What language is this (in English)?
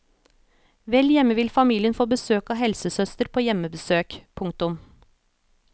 Norwegian